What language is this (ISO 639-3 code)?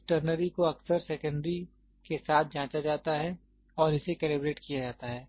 hin